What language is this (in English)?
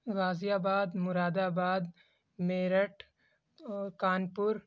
Urdu